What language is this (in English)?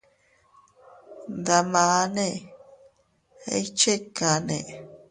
Teutila Cuicatec